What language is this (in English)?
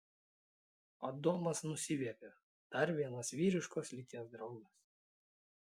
Lithuanian